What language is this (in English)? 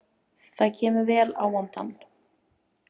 Icelandic